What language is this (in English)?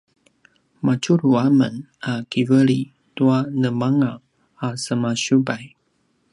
Paiwan